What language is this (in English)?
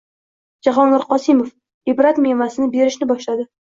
Uzbek